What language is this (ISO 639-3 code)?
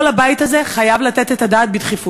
heb